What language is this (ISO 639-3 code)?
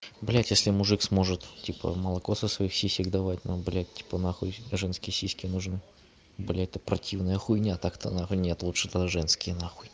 rus